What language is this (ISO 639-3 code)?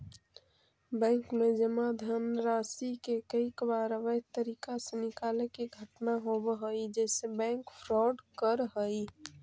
mag